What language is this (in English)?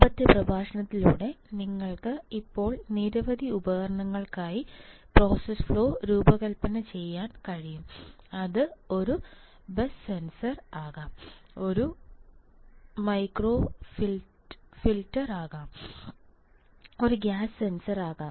Malayalam